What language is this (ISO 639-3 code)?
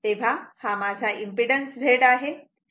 mar